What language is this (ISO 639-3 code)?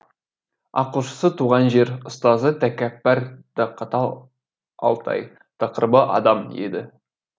kaz